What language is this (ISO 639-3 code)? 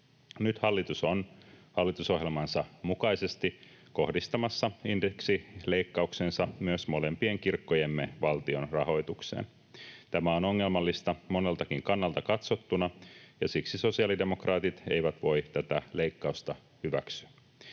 fin